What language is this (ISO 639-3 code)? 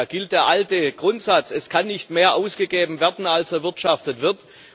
deu